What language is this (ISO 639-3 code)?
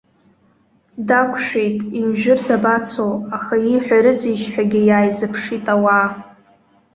abk